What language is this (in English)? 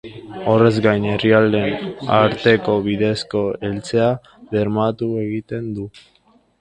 Basque